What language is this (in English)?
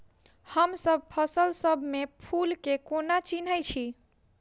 Maithili